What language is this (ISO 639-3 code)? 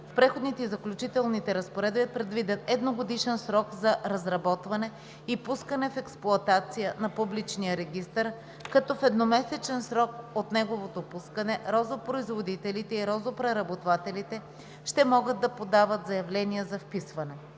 bul